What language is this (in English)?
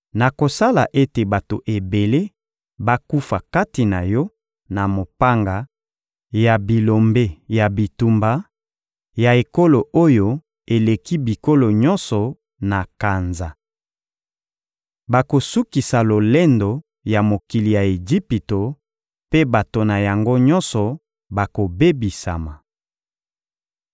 Lingala